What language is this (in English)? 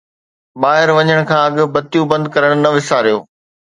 Sindhi